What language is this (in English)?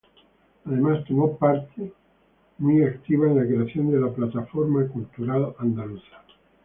Spanish